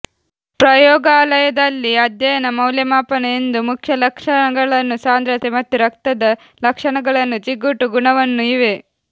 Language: Kannada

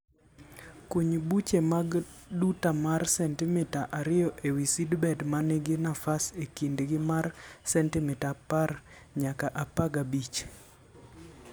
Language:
Luo (Kenya and Tanzania)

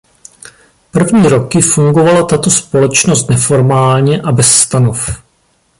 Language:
Czech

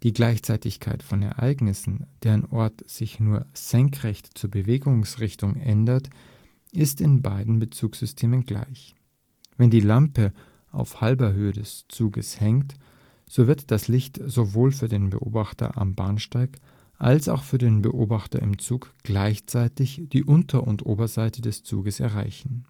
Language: German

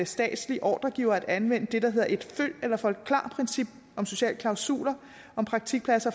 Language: Danish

